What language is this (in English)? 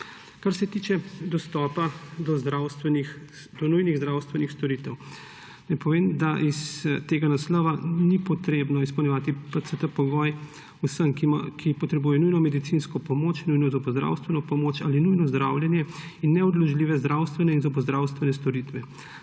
Slovenian